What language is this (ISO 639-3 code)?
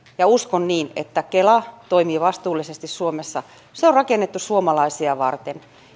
fin